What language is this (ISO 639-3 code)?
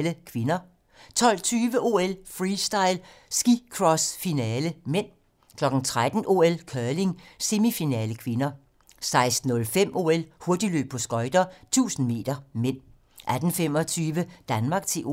dan